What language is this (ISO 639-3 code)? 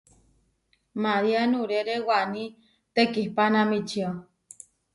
var